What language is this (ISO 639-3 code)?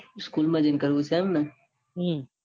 guj